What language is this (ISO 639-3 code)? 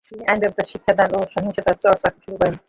ben